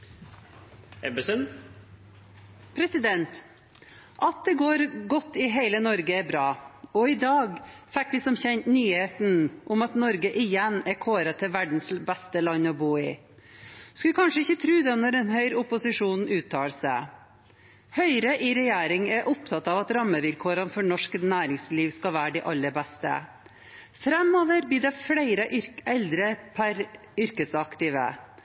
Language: Norwegian Bokmål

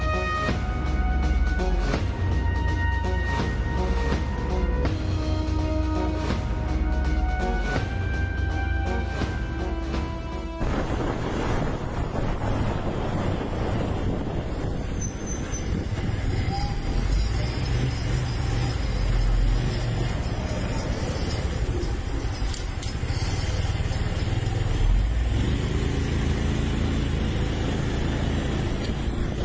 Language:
Thai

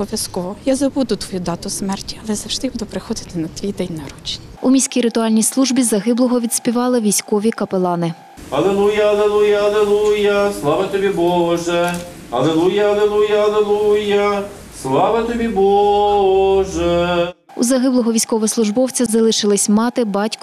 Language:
Ukrainian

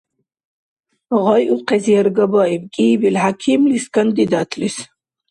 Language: Dargwa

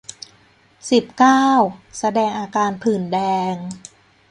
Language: Thai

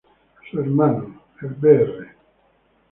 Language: Spanish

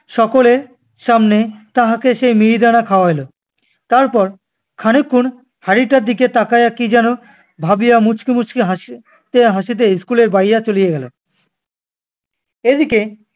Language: Bangla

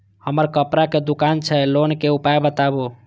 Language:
Maithili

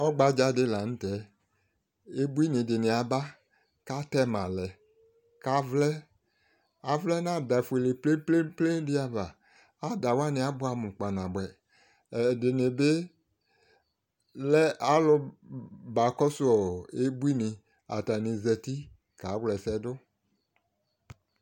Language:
Ikposo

